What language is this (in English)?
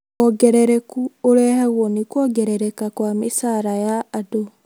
Kikuyu